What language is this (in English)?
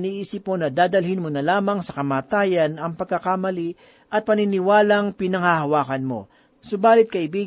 Filipino